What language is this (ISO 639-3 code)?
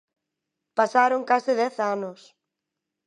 glg